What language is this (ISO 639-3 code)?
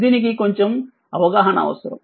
tel